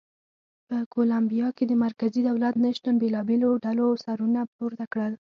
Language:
Pashto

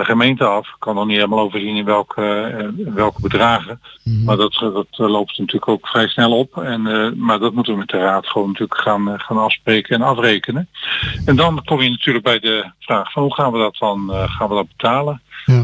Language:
Dutch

